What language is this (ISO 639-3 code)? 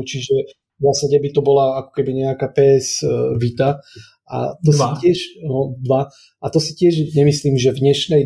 slk